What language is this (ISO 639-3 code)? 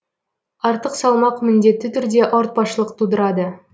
kaz